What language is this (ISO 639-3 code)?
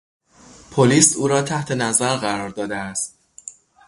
fas